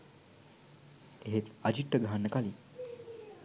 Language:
Sinhala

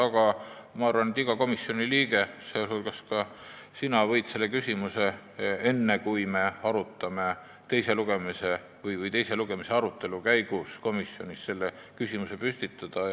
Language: Estonian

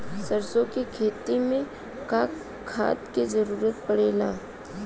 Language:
Bhojpuri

